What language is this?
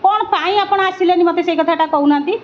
Odia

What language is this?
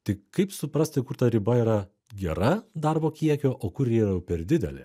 Lithuanian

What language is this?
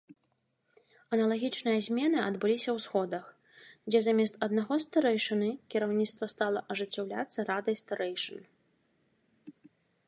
Belarusian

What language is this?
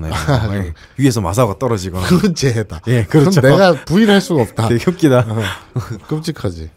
Korean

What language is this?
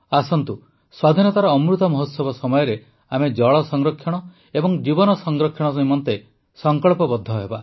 Odia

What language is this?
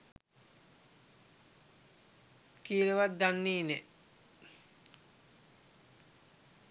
Sinhala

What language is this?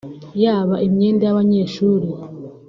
Kinyarwanda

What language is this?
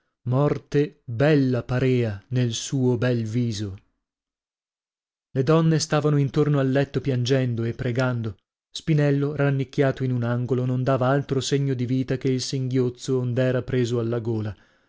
Italian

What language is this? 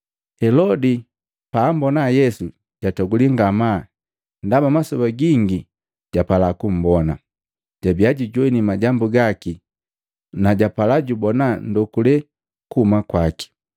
Matengo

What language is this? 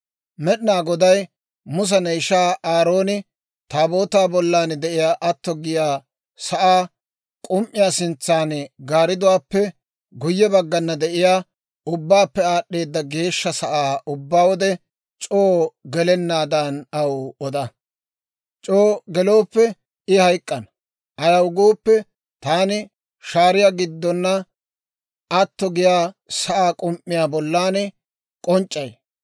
Dawro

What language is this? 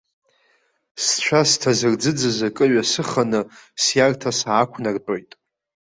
Abkhazian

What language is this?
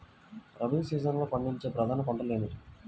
Telugu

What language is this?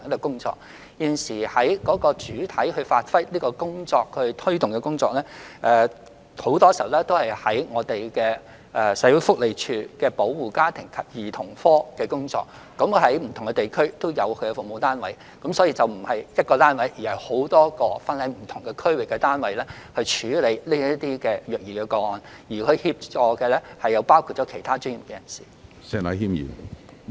Cantonese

